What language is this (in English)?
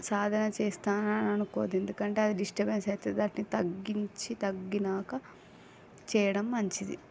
Telugu